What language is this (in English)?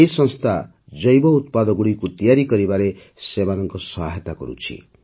Odia